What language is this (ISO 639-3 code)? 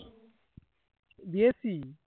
ben